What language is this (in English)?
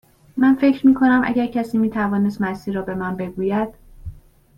Persian